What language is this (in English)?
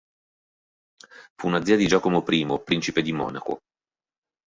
Italian